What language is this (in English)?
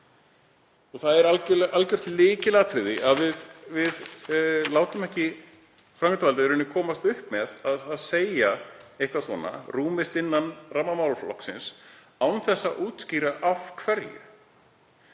Icelandic